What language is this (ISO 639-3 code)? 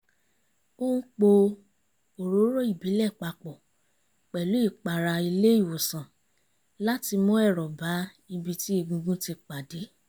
yor